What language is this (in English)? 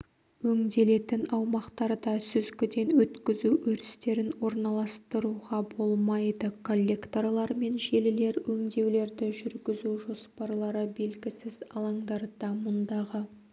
Kazakh